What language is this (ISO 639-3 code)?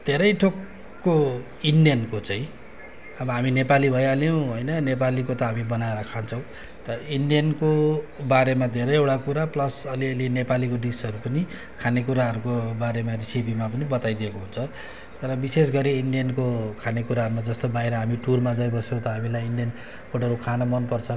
nep